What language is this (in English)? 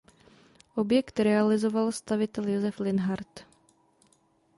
Czech